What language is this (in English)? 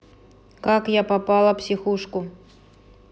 Russian